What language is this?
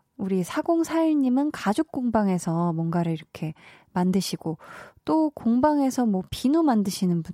Korean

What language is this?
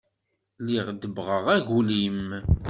Kabyle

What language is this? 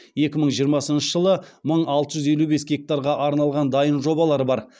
Kazakh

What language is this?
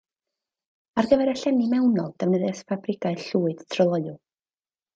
Welsh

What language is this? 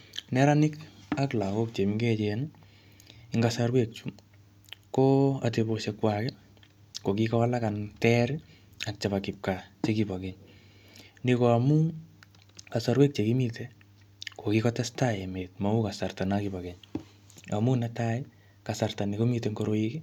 Kalenjin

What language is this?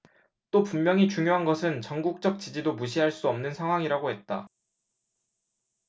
Korean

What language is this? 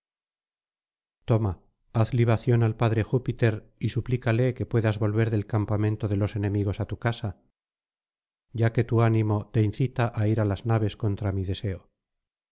Spanish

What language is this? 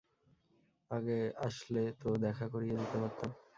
Bangla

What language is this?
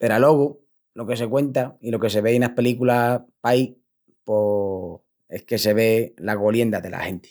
Extremaduran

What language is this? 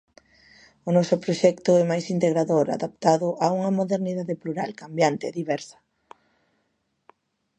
Galician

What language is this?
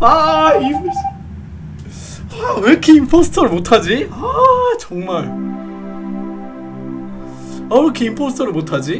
Korean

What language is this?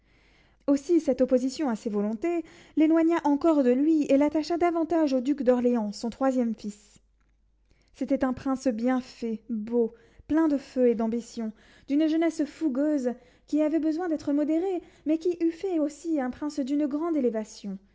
French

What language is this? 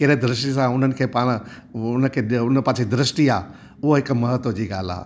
Sindhi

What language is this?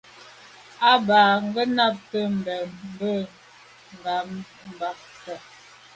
Medumba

